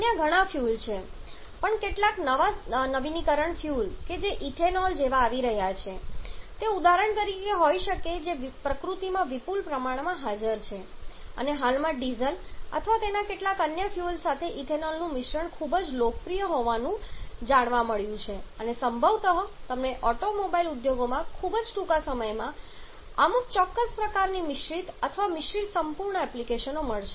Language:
Gujarati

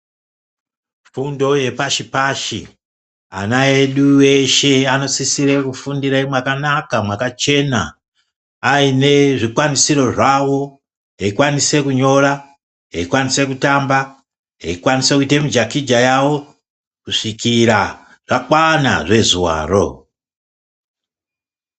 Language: Ndau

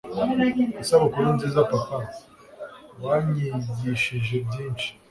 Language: Kinyarwanda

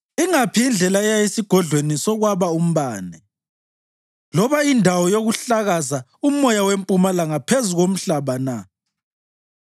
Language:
North Ndebele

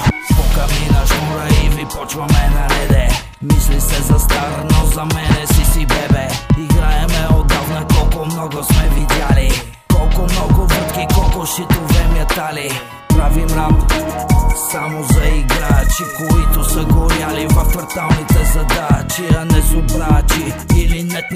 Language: Bulgarian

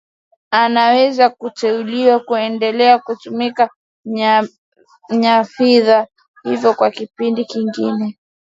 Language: Swahili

